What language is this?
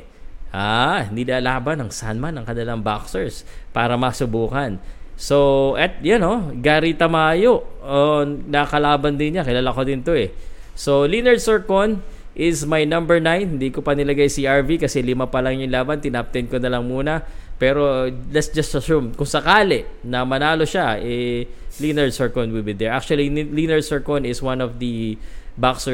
Filipino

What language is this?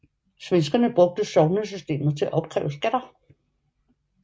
Danish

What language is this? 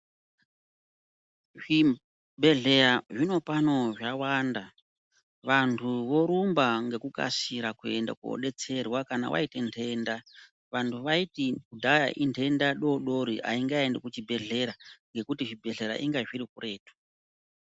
Ndau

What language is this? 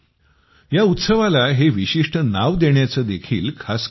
Marathi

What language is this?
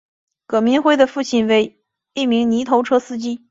Chinese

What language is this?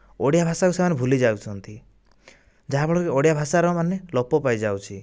Odia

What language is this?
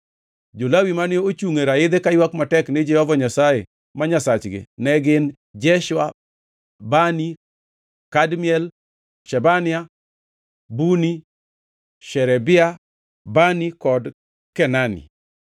Luo (Kenya and Tanzania)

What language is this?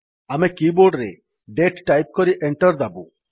Odia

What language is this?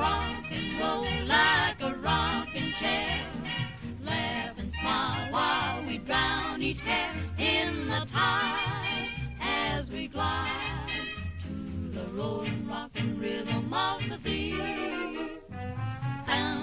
Romanian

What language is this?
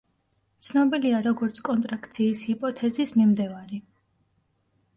Georgian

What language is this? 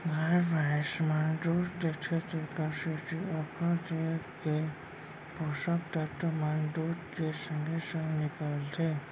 Chhattisgarhi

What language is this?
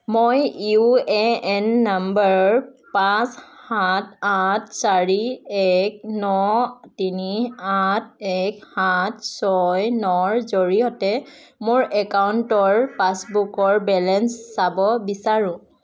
Assamese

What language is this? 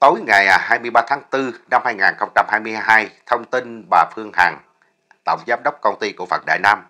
Vietnamese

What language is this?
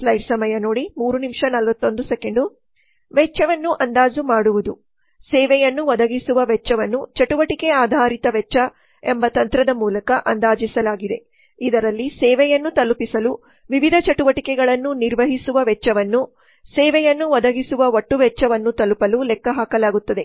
Kannada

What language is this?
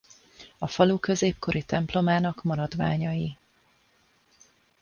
Hungarian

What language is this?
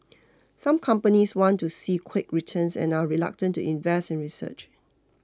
English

